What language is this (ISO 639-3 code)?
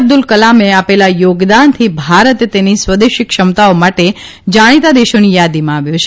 guj